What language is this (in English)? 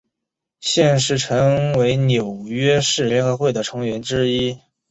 Chinese